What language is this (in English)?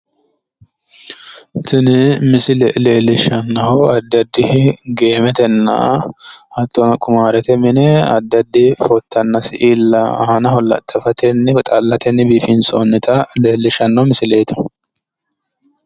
Sidamo